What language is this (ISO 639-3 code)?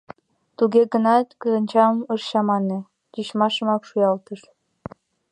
chm